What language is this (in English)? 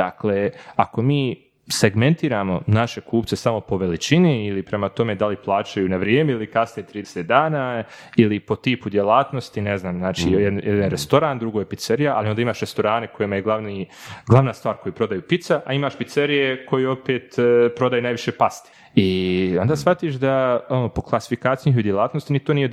Croatian